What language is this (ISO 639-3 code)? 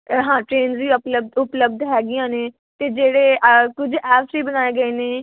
pan